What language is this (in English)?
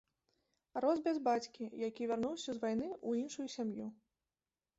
Belarusian